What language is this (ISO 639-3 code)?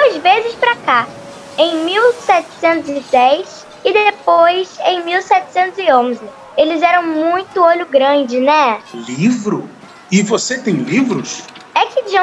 por